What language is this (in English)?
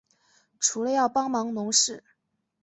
Chinese